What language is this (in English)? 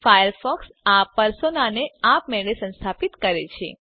Gujarati